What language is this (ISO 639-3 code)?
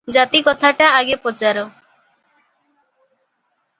ori